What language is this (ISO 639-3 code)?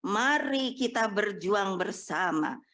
ind